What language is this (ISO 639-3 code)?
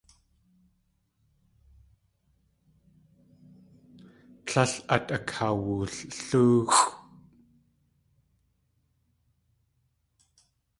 tli